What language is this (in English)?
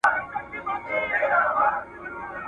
Pashto